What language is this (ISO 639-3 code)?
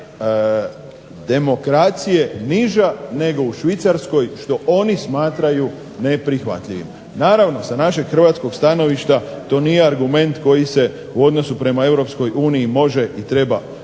hrv